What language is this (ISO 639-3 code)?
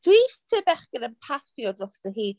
cym